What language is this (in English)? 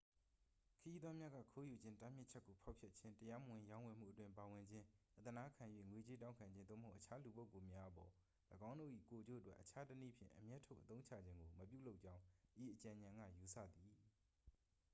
Burmese